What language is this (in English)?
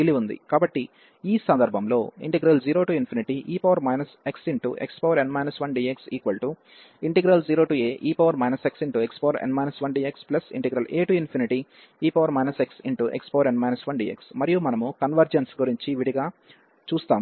Telugu